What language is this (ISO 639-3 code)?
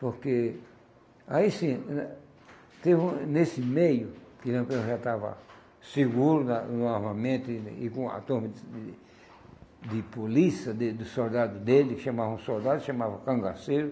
por